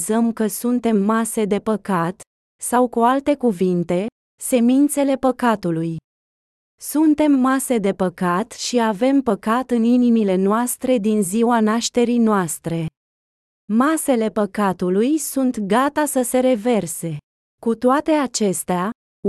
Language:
Romanian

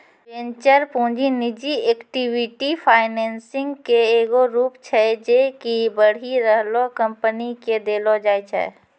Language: Maithili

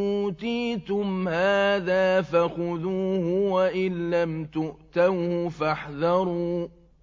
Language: Arabic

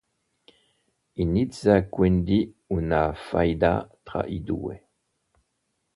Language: Italian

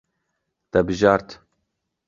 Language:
Kurdish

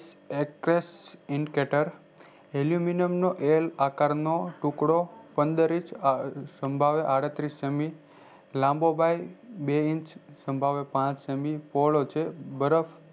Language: Gujarati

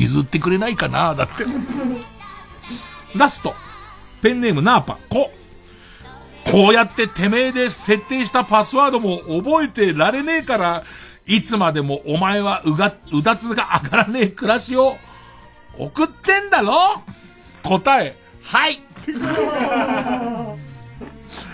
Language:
Japanese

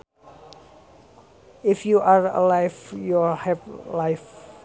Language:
Sundanese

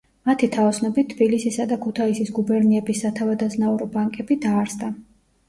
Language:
Georgian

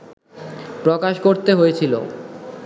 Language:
Bangla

